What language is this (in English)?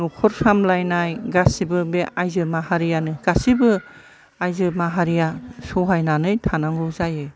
Bodo